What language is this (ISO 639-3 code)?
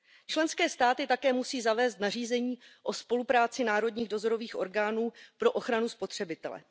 ces